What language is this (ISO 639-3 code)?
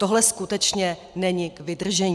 ces